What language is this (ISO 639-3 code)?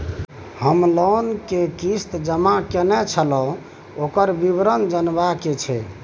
mai